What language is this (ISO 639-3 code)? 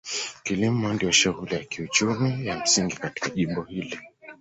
swa